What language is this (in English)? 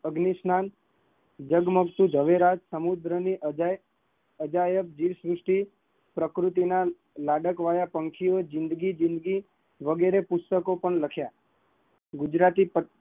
Gujarati